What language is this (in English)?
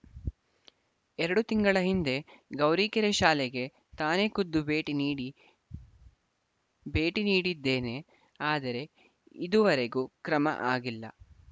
Kannada